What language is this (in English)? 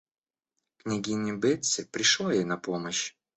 Russian